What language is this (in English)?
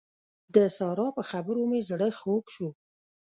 Pashto